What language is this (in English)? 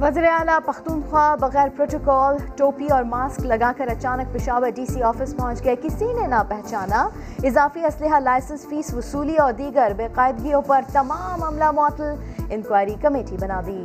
Urdu